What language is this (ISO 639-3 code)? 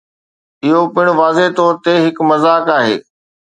snd